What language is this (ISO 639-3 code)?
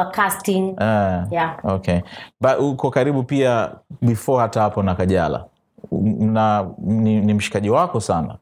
swa